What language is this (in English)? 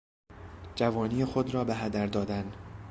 Persian